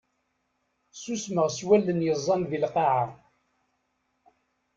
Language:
Kabyle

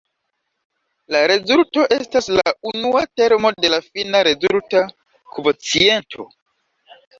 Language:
Esperanto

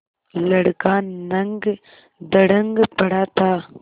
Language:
Hindi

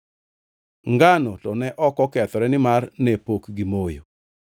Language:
Luo (Kenya and Tanzania)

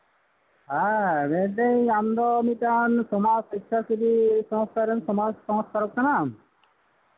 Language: Santali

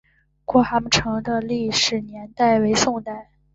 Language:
Chinese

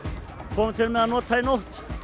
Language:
Icelandic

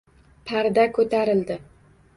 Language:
Uzbek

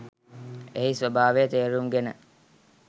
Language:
Sinhala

